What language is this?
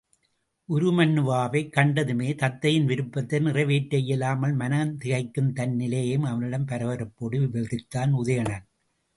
Tamil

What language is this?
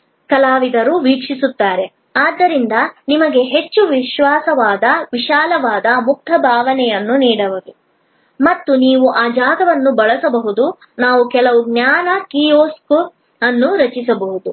Kannada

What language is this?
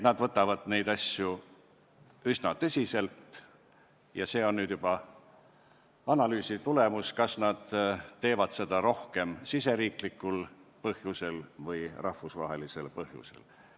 Estonian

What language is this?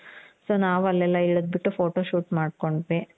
Kannada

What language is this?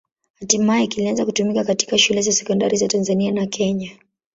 Swahili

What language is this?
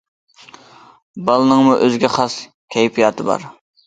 Uyghur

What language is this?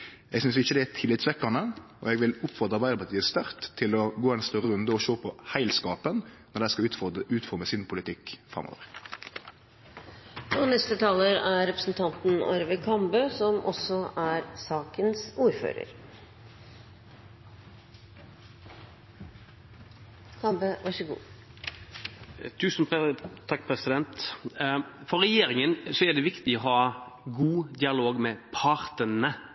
Norwegian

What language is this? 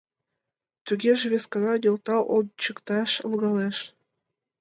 Mari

